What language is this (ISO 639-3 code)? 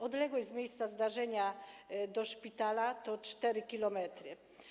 pol